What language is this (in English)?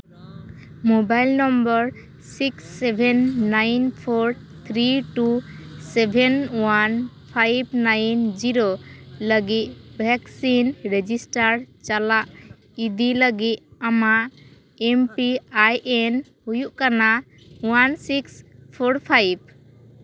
Santali